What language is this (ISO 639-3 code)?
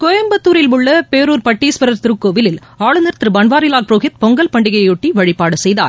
tam